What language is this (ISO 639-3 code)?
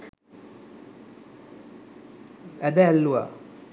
sin